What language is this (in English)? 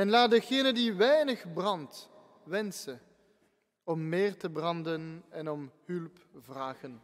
Dutch